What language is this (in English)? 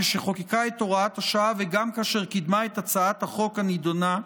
Hebrew